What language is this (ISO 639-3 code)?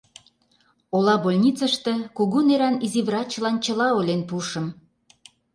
chm